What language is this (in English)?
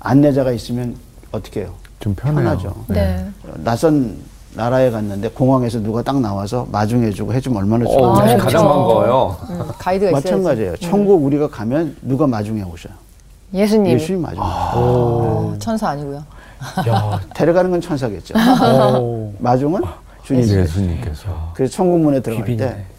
Korean